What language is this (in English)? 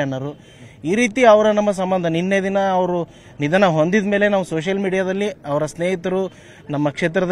Kannada